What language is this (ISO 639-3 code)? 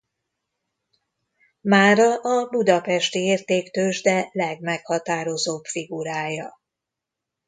hun